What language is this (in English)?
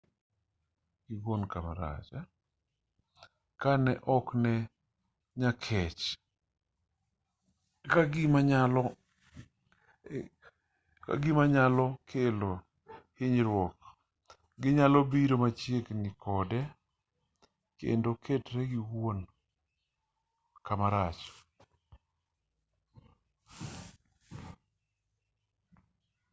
Luo (Kenya and Tanzania)